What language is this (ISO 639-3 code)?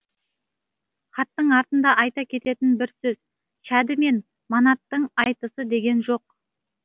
kaz